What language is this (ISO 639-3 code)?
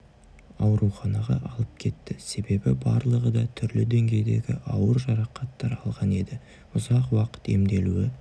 kaz